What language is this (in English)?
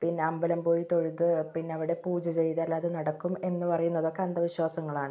Malayalam